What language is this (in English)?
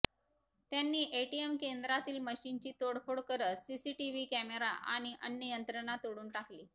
Marathi